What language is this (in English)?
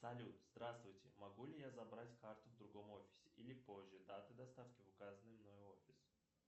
Russian